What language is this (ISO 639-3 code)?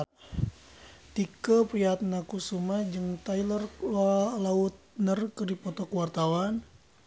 sun